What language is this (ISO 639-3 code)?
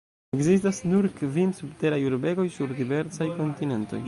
epo